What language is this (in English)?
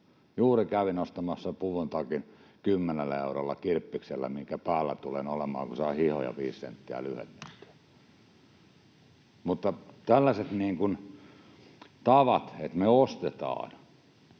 Finnish